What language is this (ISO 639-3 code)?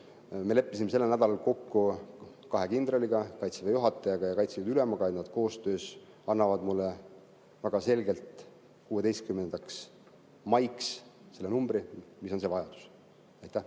est